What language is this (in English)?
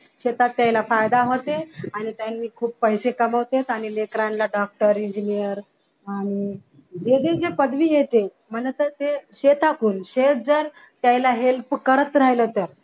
Marathi